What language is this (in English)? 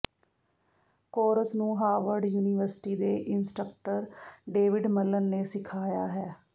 Punjabi